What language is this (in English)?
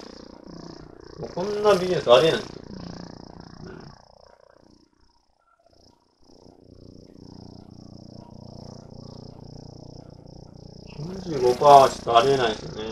Japanese